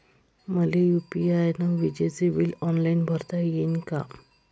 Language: Marathi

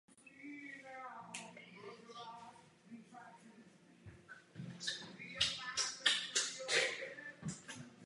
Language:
Czech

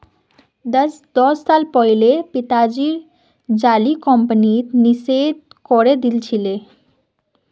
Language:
Magahi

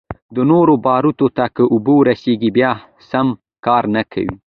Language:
Pashto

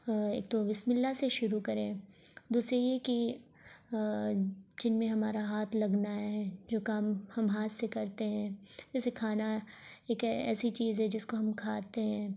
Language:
Urdu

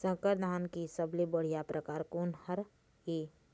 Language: Chhattisgarhi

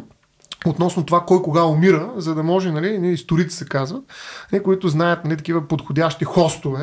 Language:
Bulgarian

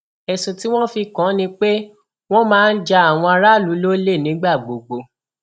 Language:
Yoruba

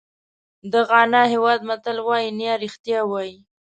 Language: Pashto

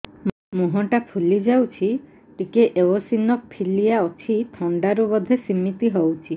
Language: Odia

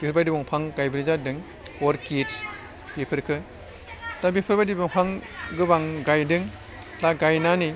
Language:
Bodo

